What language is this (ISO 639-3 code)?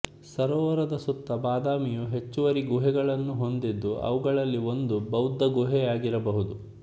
kan